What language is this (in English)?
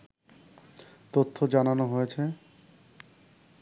Bangla